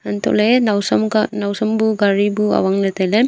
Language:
Wancho Naga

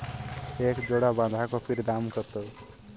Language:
Bangla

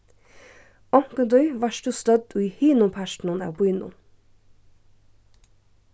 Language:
Faroese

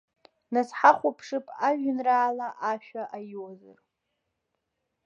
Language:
Abkhazian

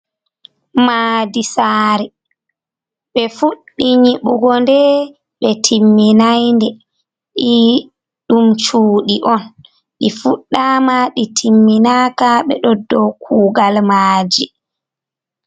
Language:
Fula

